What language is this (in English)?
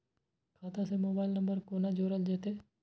Maithili